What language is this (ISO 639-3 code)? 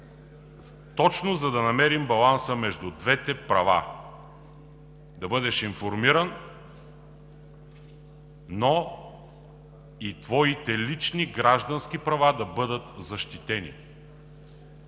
bul